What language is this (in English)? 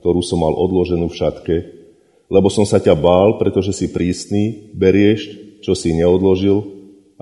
Slovak